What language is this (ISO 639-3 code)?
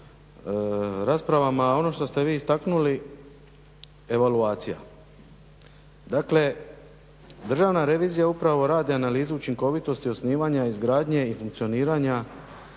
hrv